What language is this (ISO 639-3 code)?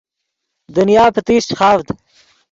ydg